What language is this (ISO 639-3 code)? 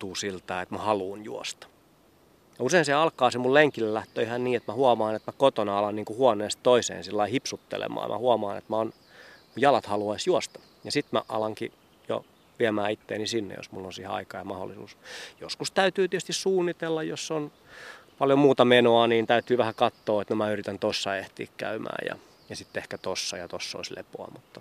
fin